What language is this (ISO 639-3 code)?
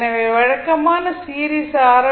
tam